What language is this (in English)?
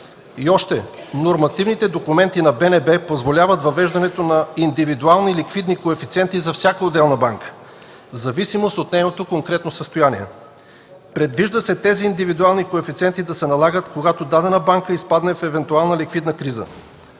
Bulgarian